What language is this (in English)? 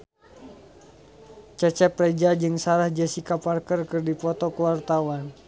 Sundanese